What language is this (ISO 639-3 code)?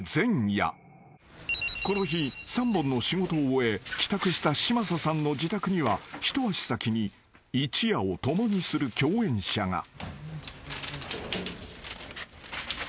jpn